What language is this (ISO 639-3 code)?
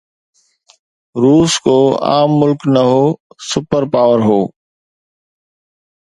snd